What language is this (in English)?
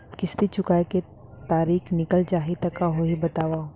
Chhattisgarhi